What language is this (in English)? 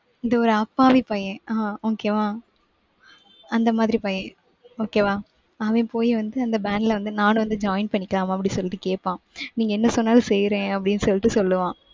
Tamil